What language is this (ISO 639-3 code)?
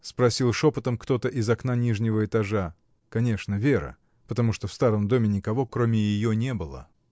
rus